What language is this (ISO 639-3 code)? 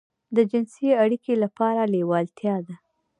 pus